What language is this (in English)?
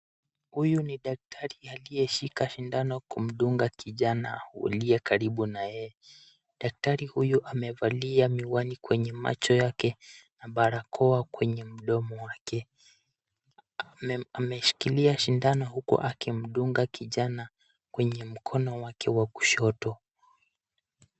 Swahili